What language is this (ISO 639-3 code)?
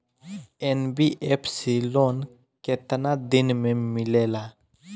bho